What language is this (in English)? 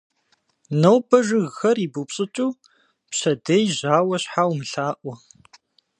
Kabardian